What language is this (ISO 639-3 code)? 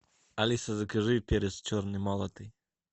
rus